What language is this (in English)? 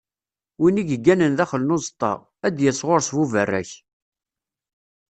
Kabyle